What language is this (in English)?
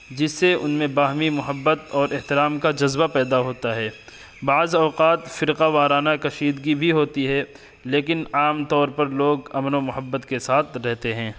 Urdu